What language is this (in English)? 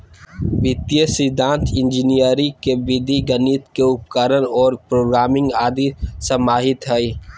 Magahi